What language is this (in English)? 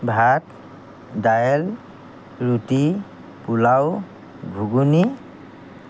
Assamese